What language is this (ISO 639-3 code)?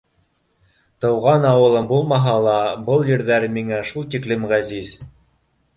bak